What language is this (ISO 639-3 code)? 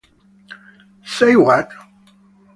ita